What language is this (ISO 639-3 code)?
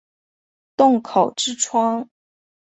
zho